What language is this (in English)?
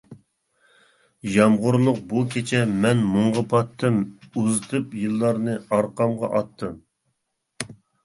Uyghur